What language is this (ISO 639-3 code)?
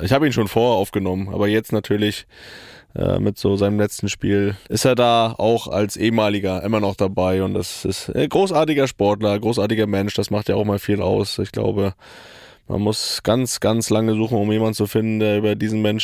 deu